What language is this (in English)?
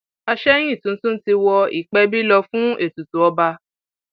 Yoruba